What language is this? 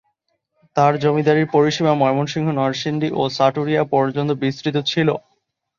Bangla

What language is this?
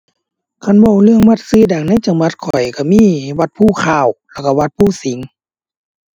Thai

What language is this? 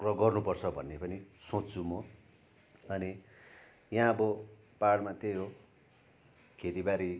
Nepali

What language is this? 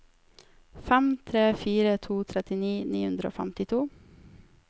Norwegian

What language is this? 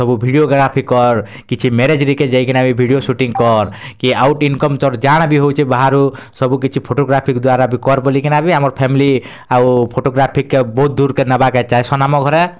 Odia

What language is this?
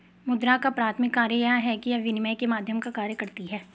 Hindi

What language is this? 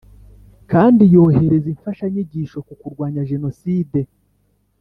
Kinyarwanda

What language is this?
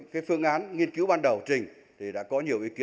Vietnamese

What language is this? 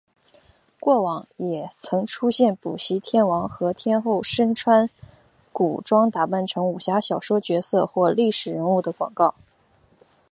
Chinese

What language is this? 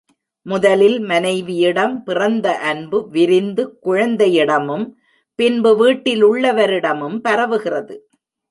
Tamil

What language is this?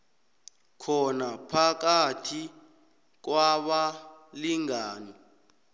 South Ndebele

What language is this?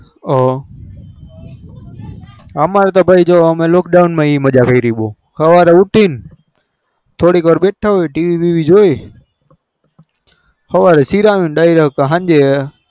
Gujarati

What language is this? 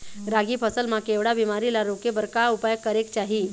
Chhattisgarhi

